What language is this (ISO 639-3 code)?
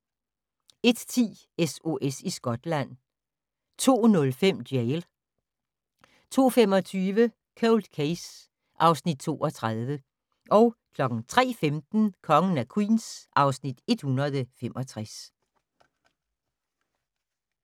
dan